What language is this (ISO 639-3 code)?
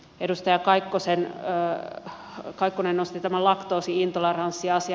fin